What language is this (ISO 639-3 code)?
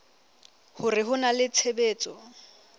sot